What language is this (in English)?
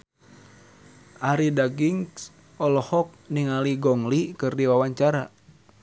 Sundanese